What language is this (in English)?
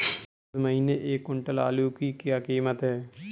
Hindi